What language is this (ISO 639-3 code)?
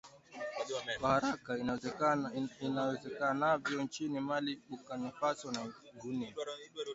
swa